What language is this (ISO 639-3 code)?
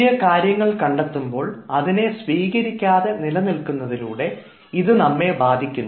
mal